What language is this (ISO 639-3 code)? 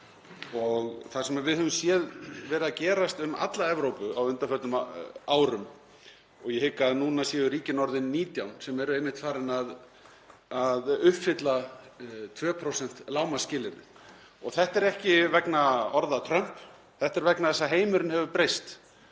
isl